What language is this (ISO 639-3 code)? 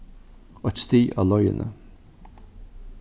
fao